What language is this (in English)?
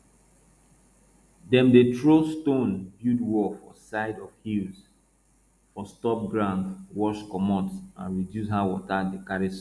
Nigerian Pidgin